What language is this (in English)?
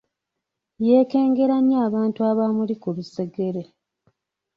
Ganda